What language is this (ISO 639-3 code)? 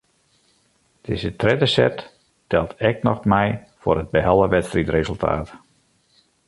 fry